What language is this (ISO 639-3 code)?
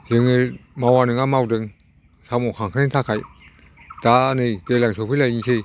brx